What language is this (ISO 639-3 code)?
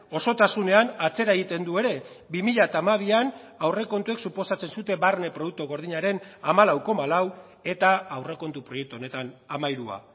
eus